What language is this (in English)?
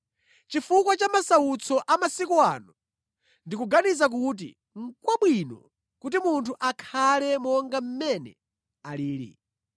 Nyanja